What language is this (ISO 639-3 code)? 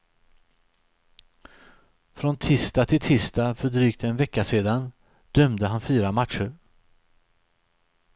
swe